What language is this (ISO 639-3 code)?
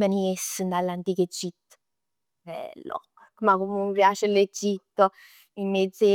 nap